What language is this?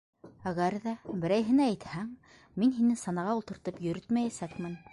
Bashkir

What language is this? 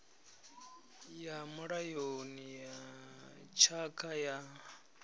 Venda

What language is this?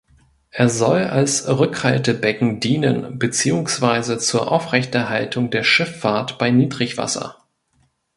German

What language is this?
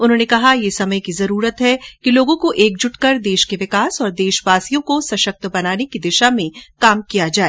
Hindi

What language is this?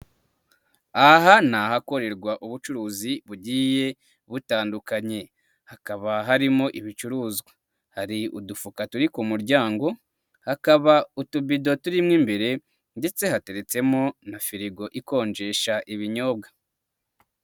Kinyarwanda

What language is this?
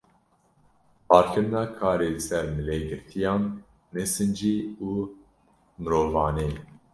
Kurdish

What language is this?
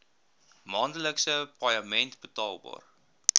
Afrikaans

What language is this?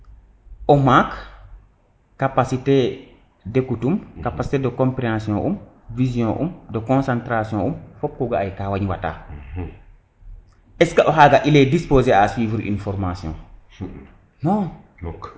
Serer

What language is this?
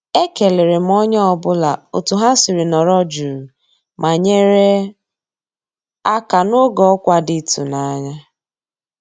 Igbo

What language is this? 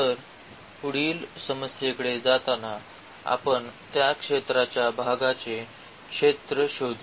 Marathi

